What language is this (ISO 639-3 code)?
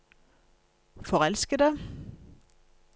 nor